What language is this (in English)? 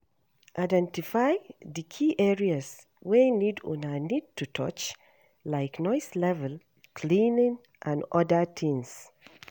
Nigerian Pidgin